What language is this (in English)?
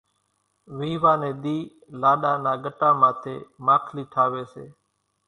Kachi Koli